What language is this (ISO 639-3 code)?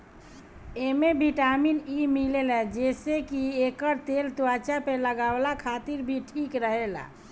bho